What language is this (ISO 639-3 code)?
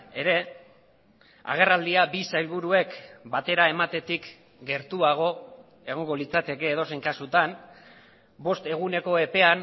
eus